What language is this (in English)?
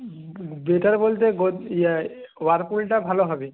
Bangla